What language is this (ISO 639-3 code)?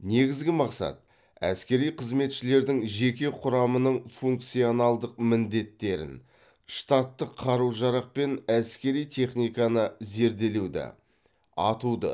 kaz